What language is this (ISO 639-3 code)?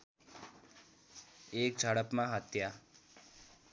nep